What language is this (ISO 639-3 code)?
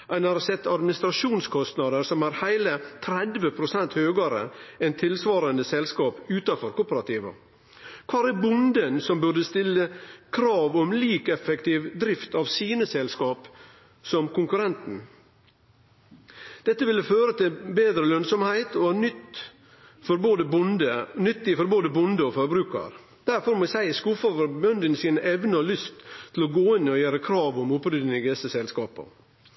nno